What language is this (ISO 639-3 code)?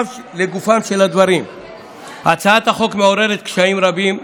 heb